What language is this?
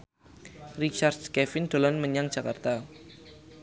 Javanese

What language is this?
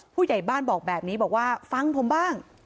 Thai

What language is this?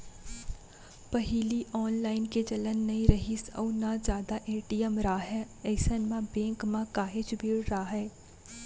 Chhattisgarhi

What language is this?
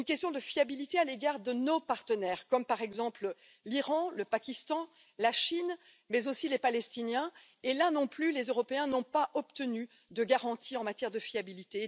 French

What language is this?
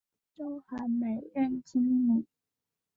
Chinese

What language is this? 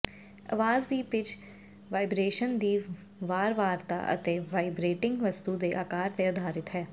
Punjabi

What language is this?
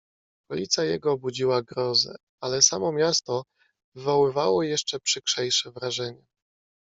Polish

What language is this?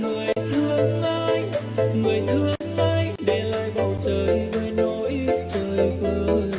Vietnamese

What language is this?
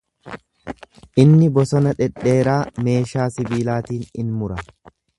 Oromo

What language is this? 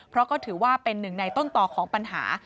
Thai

